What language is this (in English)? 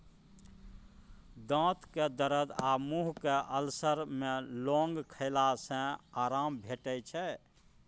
Maithili